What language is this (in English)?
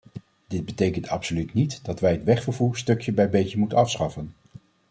Dutch